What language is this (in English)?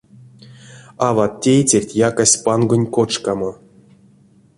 Erzya